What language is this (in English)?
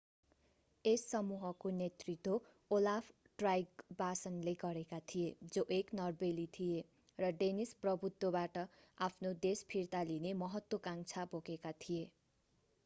Nepali